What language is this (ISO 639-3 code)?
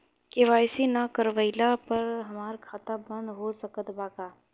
bho